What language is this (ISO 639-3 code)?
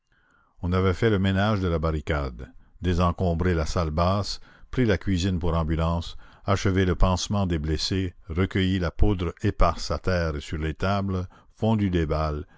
fra